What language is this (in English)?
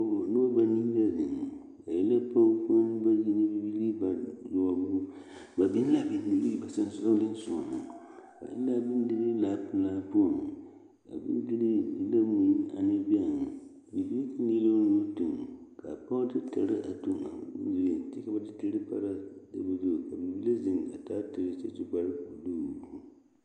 Southern Dagaare